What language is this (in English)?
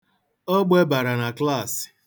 Igbo